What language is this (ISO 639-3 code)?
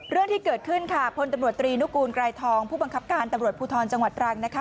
tha